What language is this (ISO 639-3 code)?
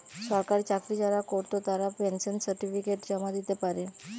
ben